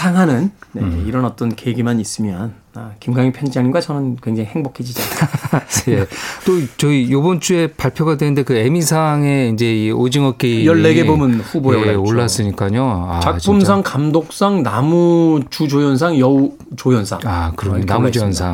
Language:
Korean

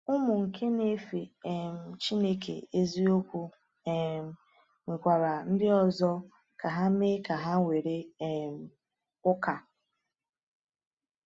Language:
Igbo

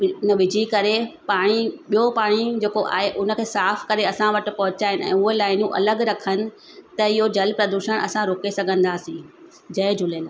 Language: Sindhi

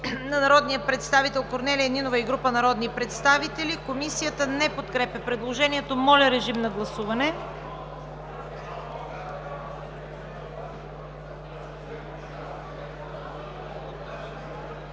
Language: Bulgarian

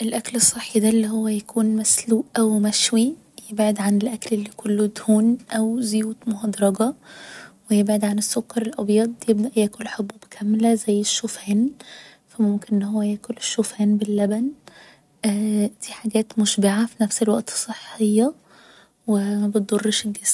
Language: Egyptian Arabic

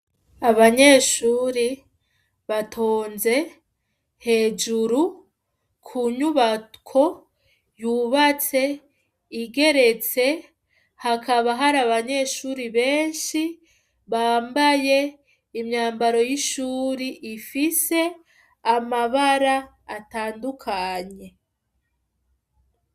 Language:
Rundi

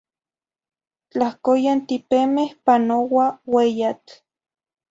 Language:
Zacatlán-Ahuacatlán-Tepetzintla Nahuatl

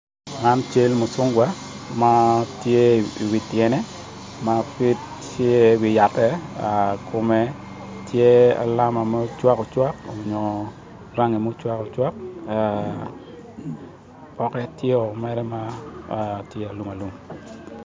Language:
Acoli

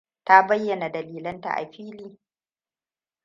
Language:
Hausa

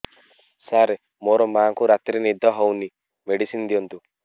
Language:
Odia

